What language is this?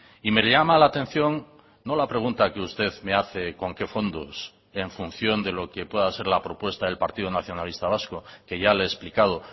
Spanish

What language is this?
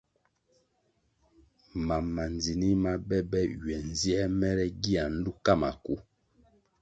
Kwasio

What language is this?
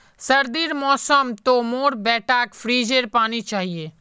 Magahi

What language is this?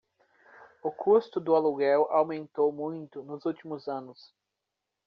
Portuguese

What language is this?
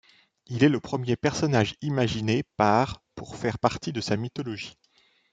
French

